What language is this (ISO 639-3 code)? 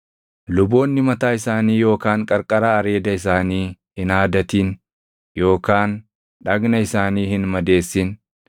orm